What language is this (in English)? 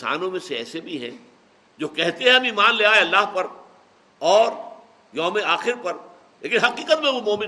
Urdu